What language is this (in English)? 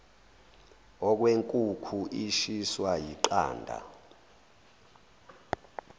Zulu